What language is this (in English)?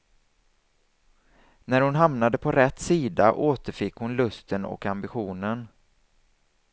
Swedish